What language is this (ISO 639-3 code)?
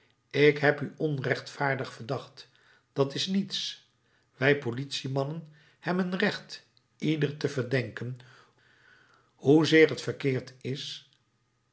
nld